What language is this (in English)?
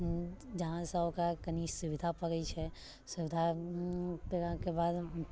Maithili